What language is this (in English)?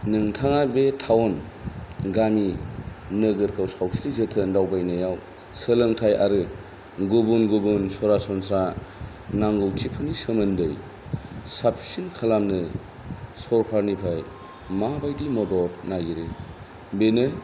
Bodo